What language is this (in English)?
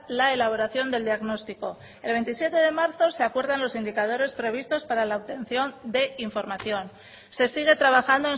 Spanish